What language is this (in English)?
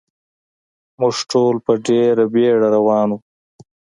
Pashto